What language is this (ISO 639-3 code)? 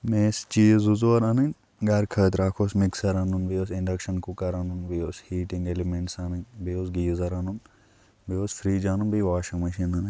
kas